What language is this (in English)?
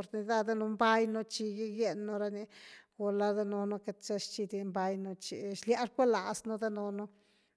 Güilá Zapotec